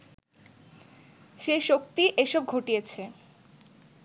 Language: Bangla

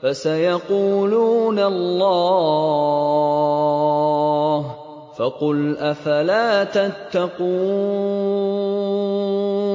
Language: Arabic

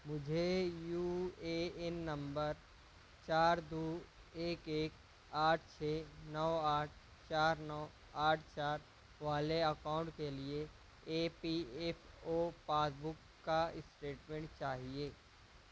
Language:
Urdu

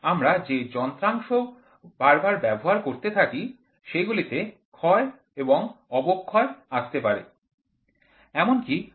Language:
Bangla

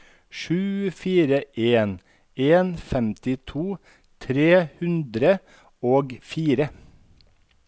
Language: Norwegian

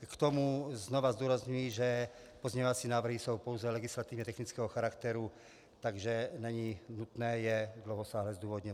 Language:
Czech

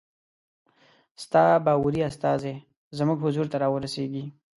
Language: Pashto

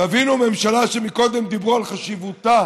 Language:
Hebrew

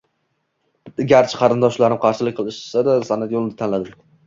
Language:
Uzbek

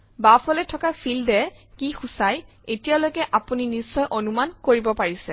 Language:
Assamese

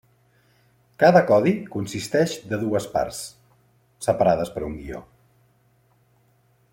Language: Catalan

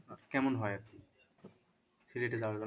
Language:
Bangla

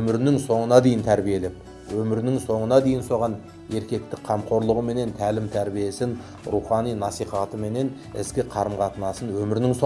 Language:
Turkish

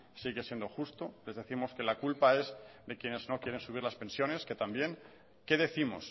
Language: Spanish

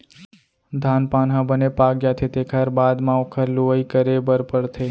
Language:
Chhattisgarhi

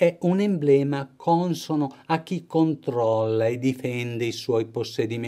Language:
Italian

